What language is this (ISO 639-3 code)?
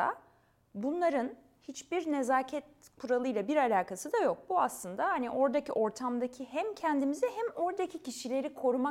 tur